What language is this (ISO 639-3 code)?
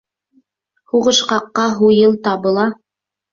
bak